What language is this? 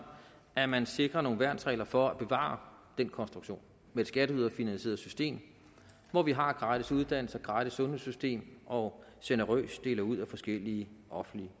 Danish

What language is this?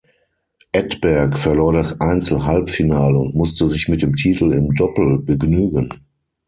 German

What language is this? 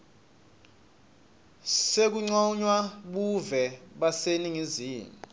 Swati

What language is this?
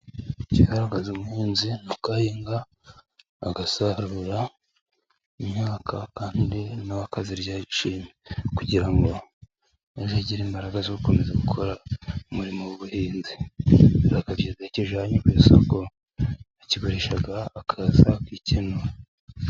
Kinyarwanda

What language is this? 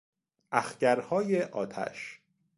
Persian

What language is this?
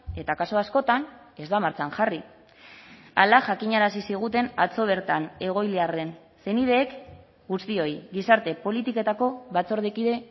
Basque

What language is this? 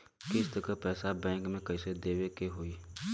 Bhojpuri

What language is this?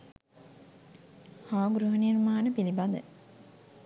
Sinhala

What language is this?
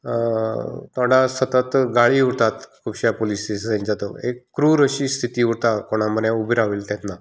Konkani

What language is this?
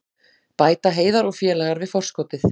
Icelandic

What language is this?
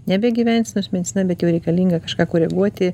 Lithuanian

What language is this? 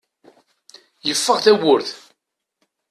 Kabyle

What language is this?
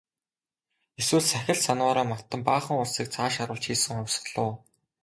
Mongolian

